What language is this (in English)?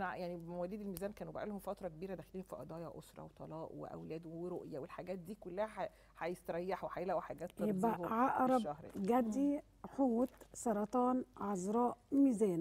Arabic